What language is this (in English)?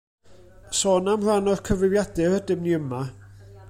Welsh